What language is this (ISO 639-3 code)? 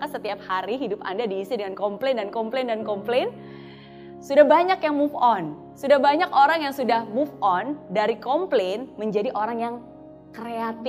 ind